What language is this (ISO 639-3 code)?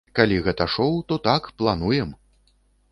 bel